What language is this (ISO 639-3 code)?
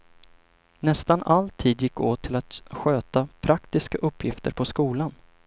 swe